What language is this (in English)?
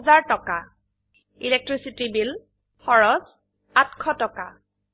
Assamese